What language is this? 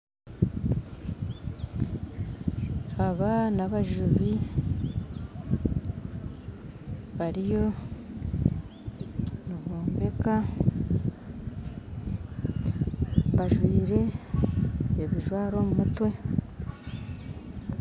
Nyankole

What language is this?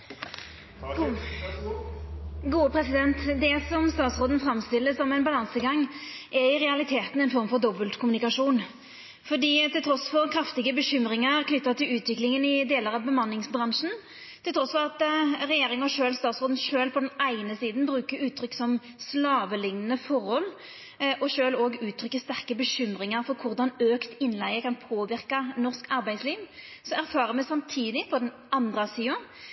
Norwegian Nynorsk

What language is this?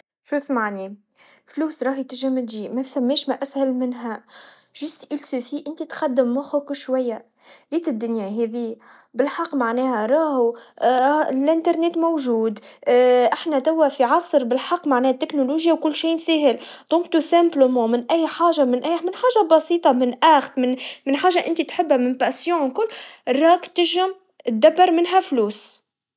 Tunisian Arabic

